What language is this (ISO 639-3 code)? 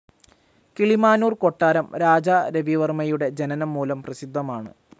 mal